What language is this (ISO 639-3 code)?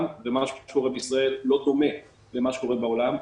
heb